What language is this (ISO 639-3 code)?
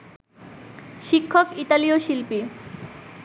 ben